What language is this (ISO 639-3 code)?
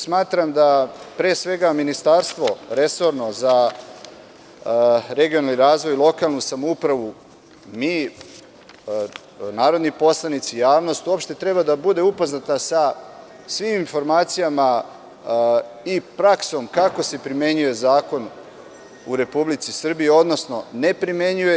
srp